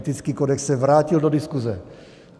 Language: Czech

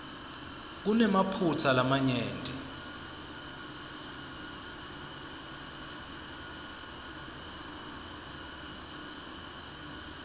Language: Swati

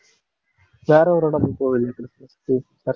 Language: Tamil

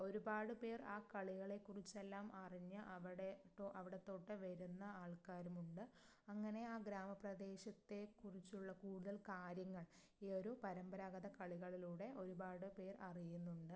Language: Malayalam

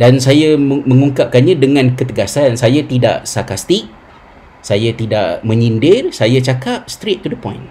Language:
Malay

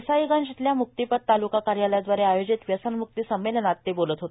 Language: Marathi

